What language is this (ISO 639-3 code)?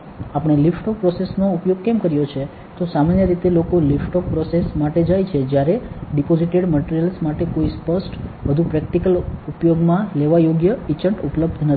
guj